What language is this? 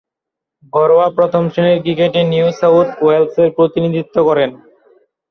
Bangla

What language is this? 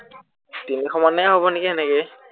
Assamese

